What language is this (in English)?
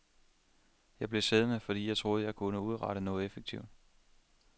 Danish